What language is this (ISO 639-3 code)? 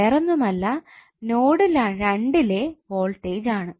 mal